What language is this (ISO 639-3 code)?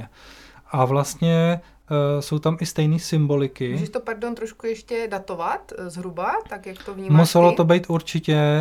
ces